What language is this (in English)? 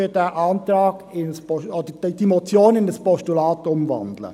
Swiss German